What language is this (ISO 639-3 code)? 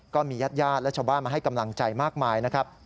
tha